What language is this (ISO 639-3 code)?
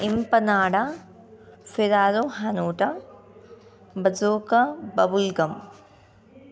tel